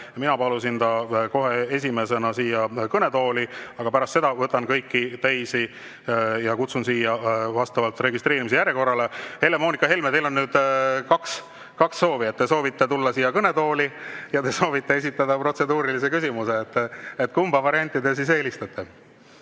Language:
Estonian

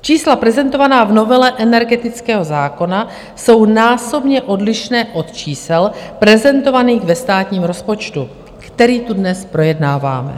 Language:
Czech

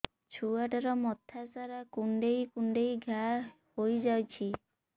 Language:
Odia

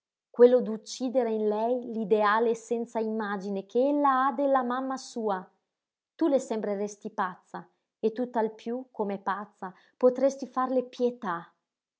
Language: Italian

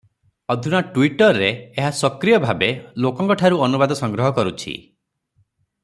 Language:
Odia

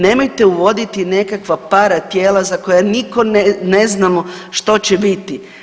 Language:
Croatian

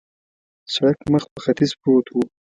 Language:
Pashto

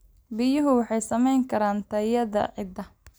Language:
Somali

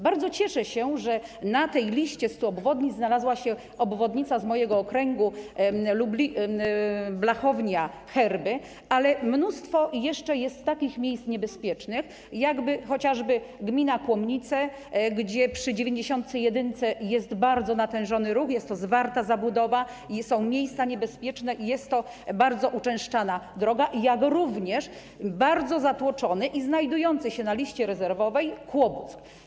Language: Polish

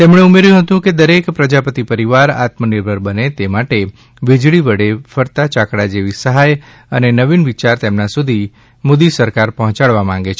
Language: Gujarati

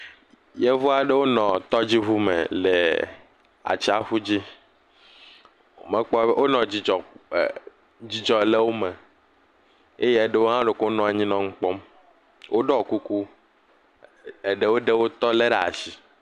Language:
Ewe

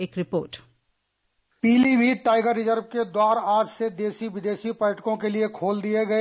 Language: Hindi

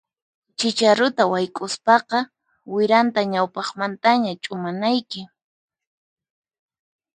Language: Puno Quechua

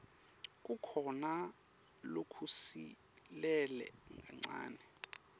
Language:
Swati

